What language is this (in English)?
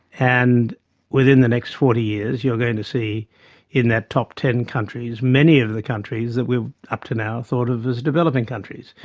English